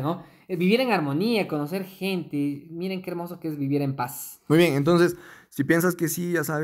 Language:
Spanish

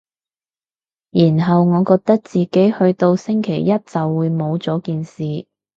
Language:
Cantonese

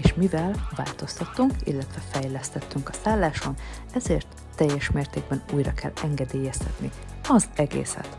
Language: Hungarian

